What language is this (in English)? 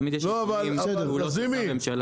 Hebrew